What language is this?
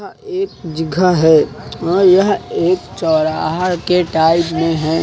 Hindi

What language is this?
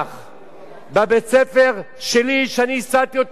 Hebrew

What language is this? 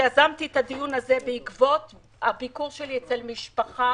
Hebrew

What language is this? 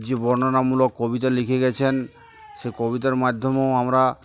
Bangla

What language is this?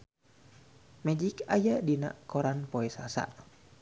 Sundanese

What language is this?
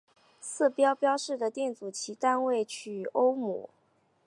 Chinese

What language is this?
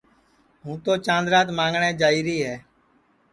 Sansi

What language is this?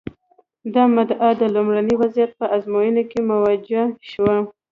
Pashto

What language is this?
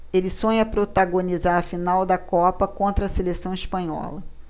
Portuguese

